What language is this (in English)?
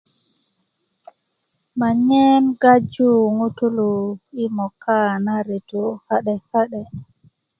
Kuku